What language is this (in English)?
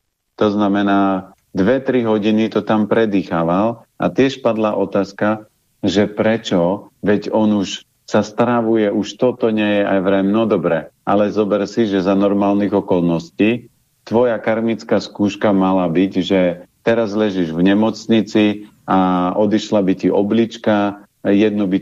Slovak